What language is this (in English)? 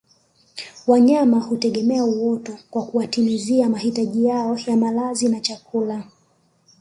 Swahili